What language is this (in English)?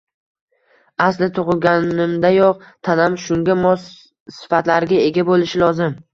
Uzbek